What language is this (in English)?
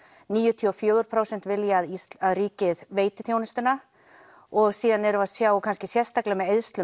Icelandic